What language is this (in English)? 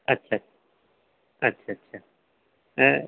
Dogri